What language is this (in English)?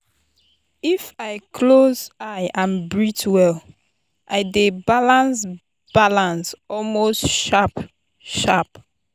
Nigerian Pidgin